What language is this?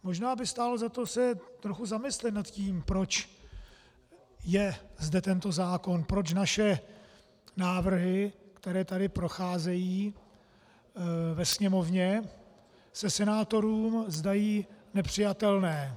Czech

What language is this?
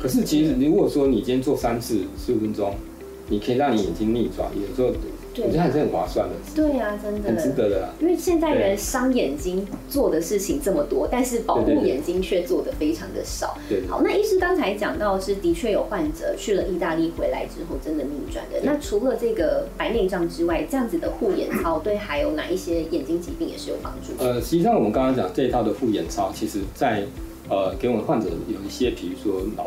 Chinese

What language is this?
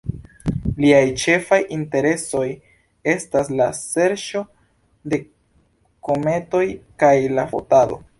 Esperanto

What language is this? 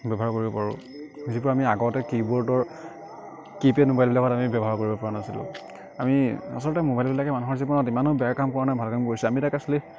Assamese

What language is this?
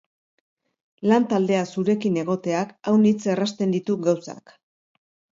Basque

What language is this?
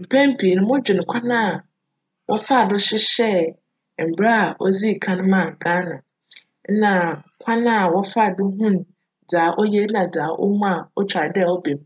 Akan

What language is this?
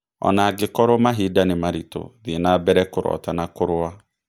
Kikuyu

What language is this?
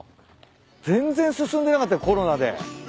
Japanese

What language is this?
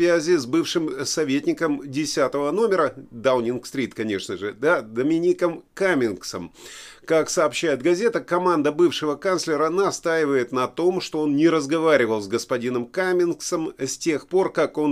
Russian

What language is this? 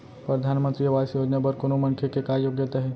Chhattisgarhi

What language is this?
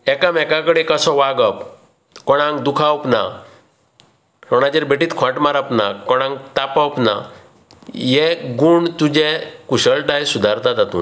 Konkani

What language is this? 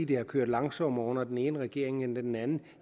Danish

